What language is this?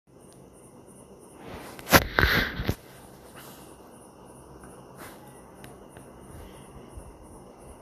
Telugu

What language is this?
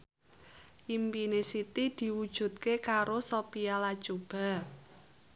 Javanese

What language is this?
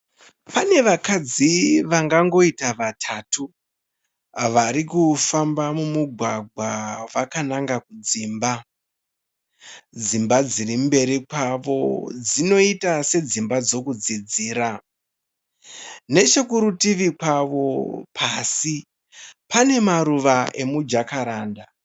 Shona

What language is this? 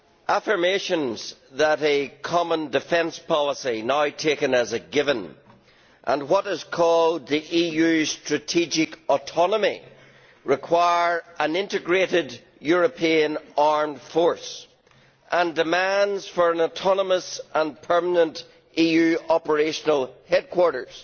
English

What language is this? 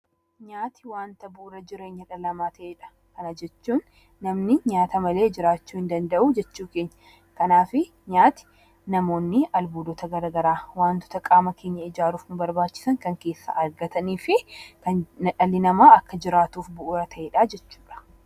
Oromo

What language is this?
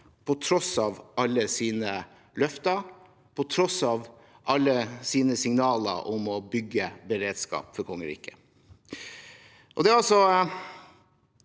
Norwegian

